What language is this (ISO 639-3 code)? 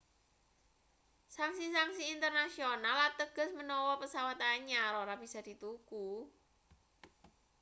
jav